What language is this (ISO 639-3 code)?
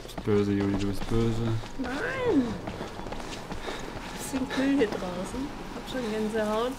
deu